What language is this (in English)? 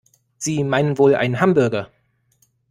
German